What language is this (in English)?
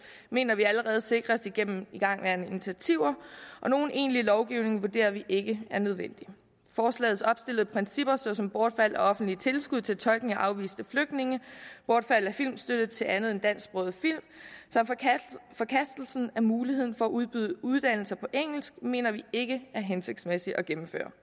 Danish